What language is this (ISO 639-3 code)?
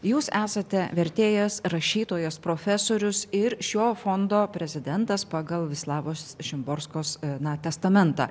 lit